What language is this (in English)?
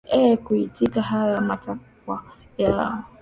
Swahili